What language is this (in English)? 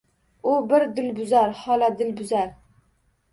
Uzbek